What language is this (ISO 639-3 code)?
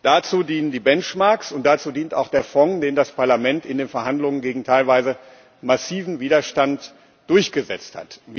deu